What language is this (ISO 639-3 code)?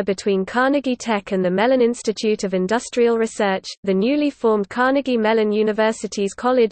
eng